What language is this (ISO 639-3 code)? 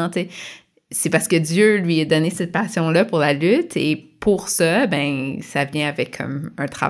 fra